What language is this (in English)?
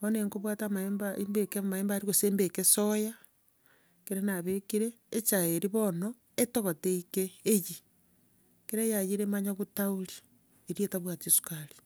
Gusii